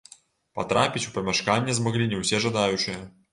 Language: Belarusian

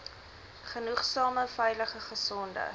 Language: Afrikaans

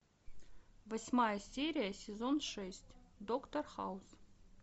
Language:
Russian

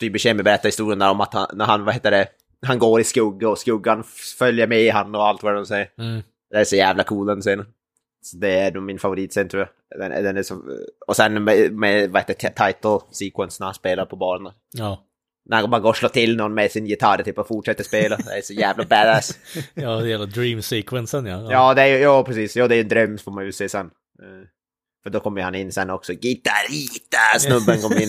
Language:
Swedish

